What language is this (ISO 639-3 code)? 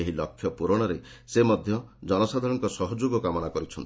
ori